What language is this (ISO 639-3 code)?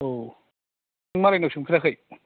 brx